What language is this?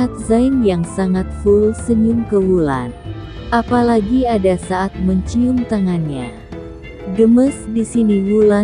Indonesian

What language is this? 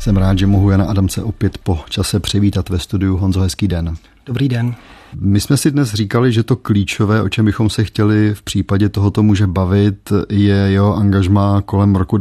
Czech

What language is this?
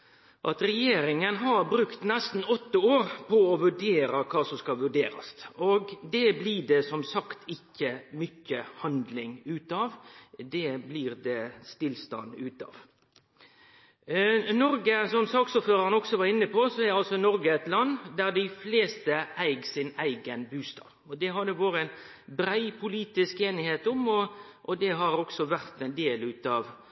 Norwegian Nynorsk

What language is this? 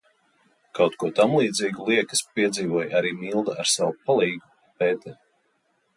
Latvian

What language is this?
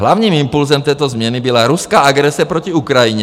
Czech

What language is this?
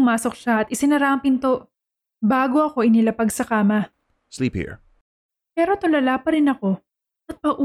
Filipino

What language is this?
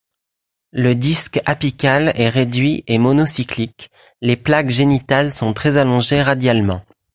French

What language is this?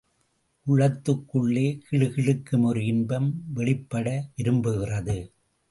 Tamil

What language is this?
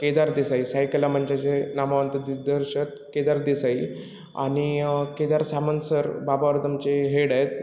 Marathi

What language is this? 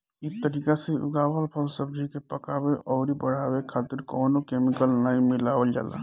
Bhojpuri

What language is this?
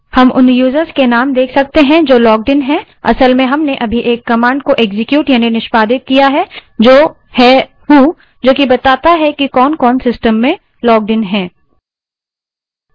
Hindi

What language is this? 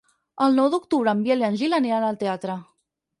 Catalan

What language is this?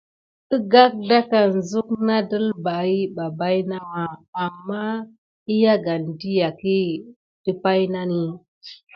Gidar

